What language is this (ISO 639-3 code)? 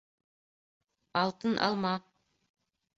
bak